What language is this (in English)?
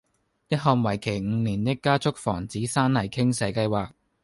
Cantonese